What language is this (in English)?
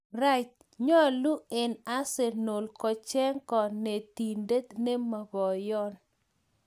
Kalenjin